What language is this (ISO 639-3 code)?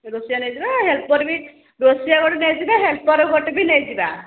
ori